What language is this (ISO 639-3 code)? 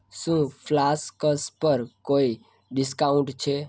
guj